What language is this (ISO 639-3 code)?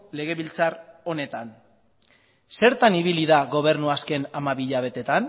eus